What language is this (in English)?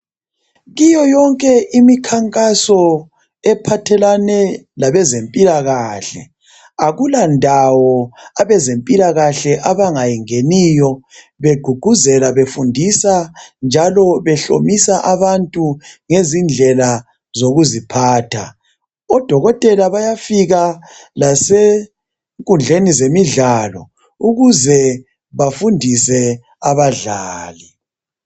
North Ndebele